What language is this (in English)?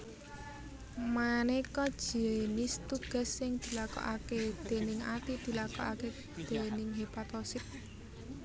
Javanese